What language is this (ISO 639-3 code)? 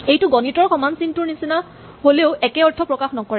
asm